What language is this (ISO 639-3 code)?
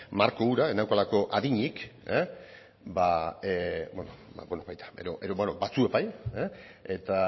eus